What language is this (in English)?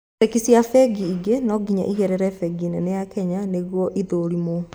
Kikuyu